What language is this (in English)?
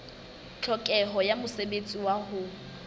Southern Sotho